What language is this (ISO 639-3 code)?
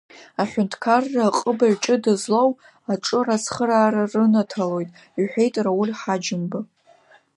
abk